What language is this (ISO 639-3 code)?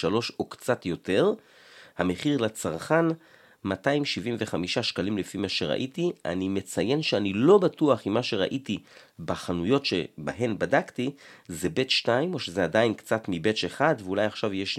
heb